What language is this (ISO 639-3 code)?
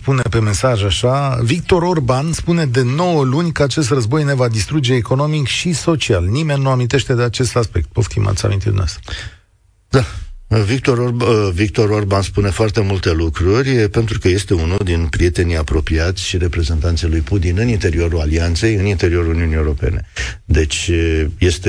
ron